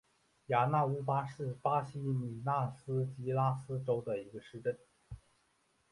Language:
Chinese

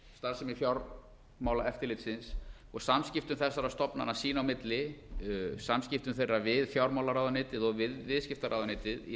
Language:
Icelandic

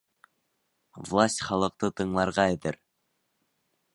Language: Bashkir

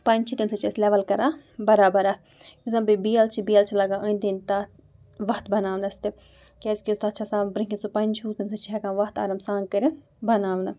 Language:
Kashmiri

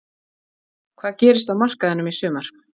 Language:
Icelandic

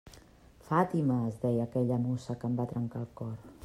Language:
Catalan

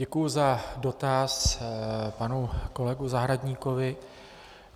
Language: Czech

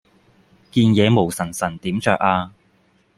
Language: Cantonese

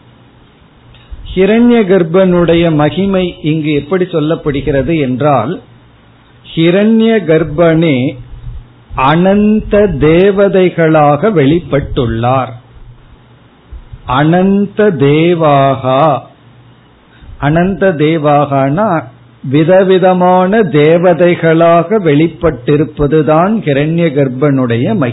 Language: Tamil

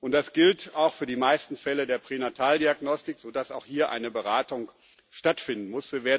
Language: German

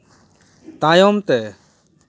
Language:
Santali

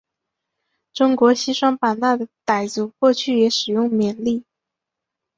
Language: Chinese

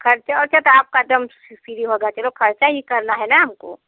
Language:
Hindi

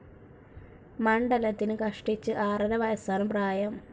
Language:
Malayalam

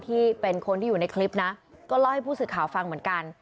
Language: Thai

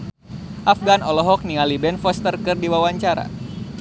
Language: Sundanese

